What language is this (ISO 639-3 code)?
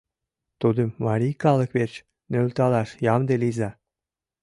chm